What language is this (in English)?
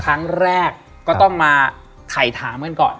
Thai